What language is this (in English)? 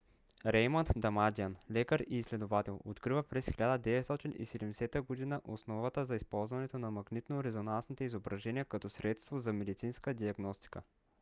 Bulgarian